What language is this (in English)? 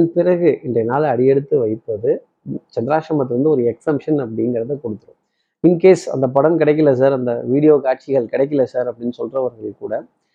Tamil